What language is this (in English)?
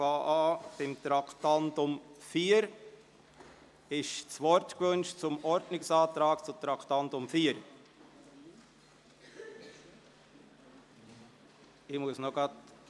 Swiss German